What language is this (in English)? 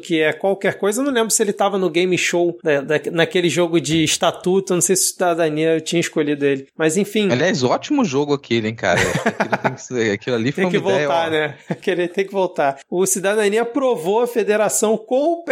Portuguese